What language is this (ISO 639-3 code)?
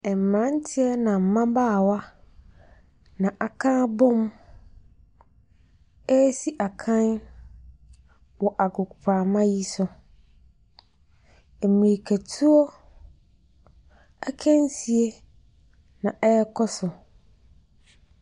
aka